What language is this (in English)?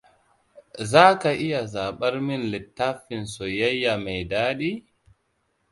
Hausa